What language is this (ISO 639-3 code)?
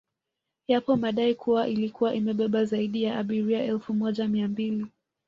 swa